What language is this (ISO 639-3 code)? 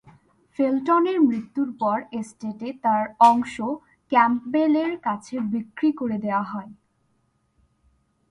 ben